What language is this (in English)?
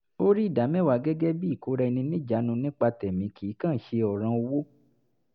Yoruba